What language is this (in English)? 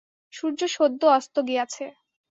Bangla